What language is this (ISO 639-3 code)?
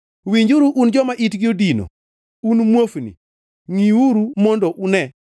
luo